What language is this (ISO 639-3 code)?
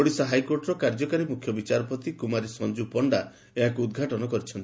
ori